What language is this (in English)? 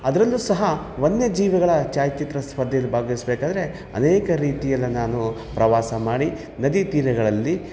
Kannada